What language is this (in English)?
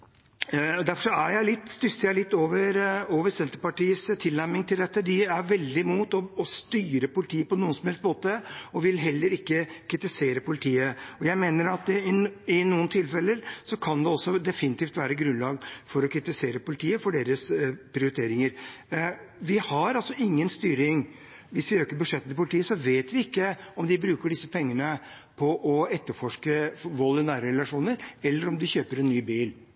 Norwegian Bokmål